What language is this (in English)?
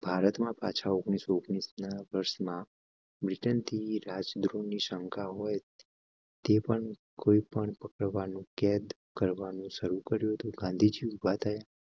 Gujarati